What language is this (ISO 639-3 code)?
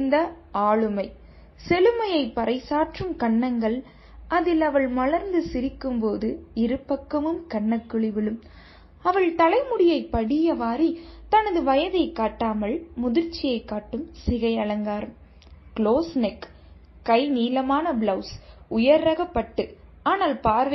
tam